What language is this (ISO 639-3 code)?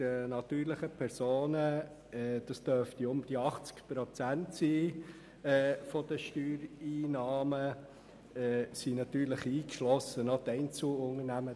gsw